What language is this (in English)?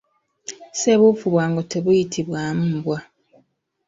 Ganda